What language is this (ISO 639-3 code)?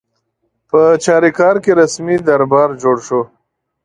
pus